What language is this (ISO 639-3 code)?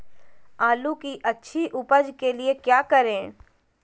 mag